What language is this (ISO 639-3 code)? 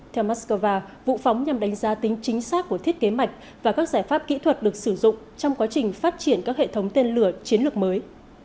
vie